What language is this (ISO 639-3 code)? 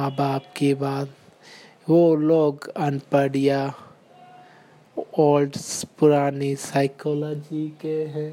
hin